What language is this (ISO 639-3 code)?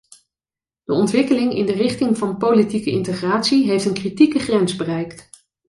nld